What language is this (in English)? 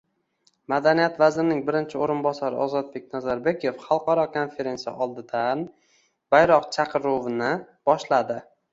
Uzbek